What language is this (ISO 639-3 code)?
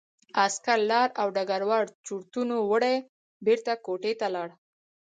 pus